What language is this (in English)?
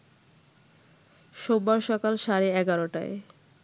Bangla